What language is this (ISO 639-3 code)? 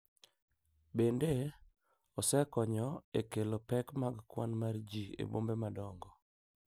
luo